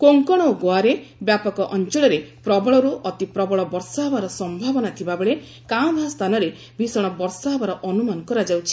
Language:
Odia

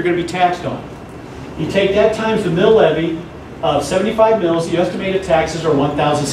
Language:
English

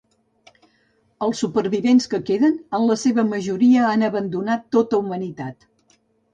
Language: Catalan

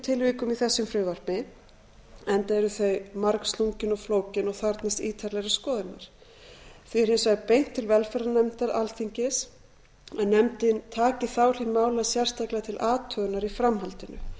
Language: Icelandic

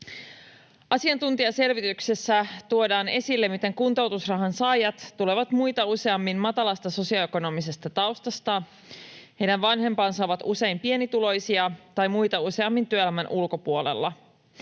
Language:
Finnish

